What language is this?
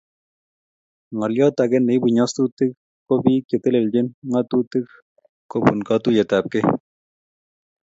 Kalenjin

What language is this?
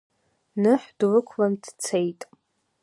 Abkhazian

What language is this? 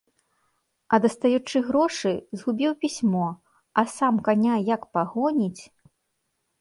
Belarusian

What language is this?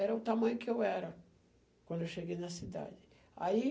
Portuguese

